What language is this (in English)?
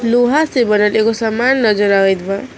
Bhojpuri